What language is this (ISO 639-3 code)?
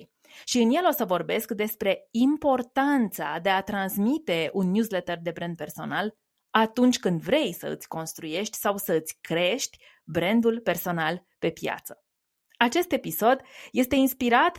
ron